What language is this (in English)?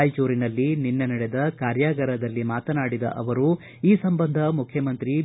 Kannada